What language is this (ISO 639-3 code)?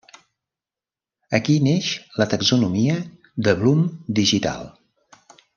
cat